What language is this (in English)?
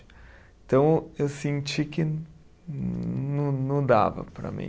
Portuguese